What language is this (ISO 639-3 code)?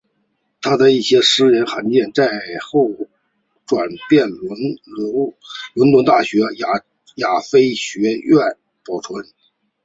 zho